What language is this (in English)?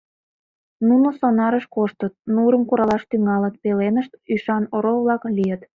Mari